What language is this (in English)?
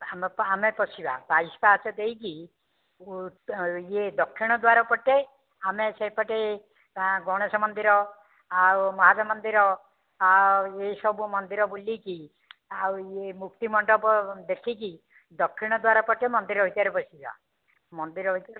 Odia